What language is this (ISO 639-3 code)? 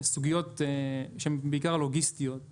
heb